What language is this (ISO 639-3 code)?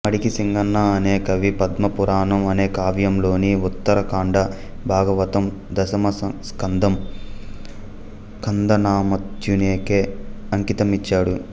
tel